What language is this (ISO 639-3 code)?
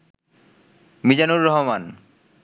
ben